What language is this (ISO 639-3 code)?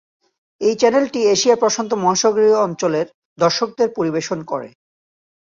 ben